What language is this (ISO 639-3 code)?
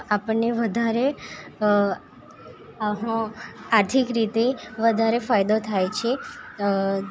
guj